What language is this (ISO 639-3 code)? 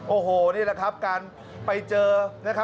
tha